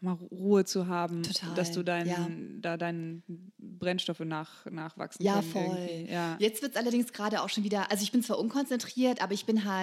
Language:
German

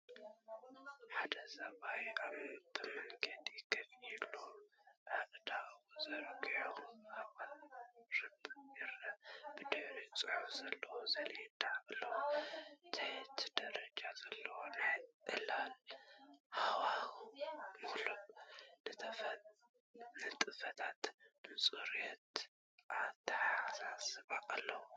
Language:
Tigrinya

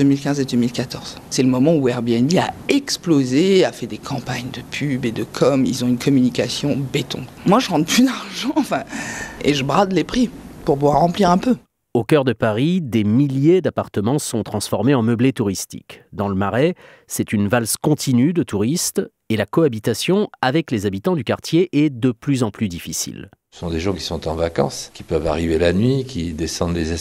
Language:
French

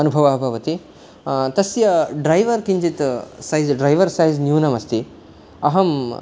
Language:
Sanskrit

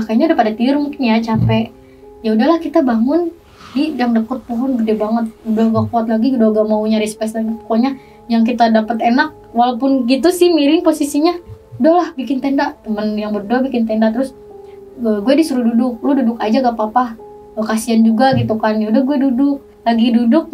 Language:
Indonesian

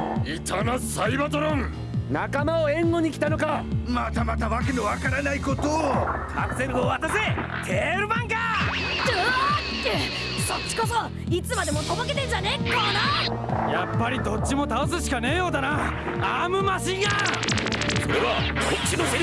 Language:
Japanese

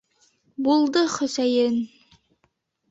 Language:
Bashkir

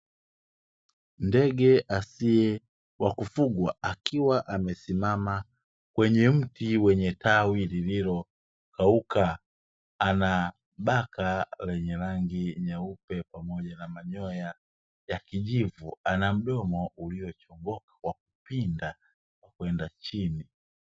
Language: Swahili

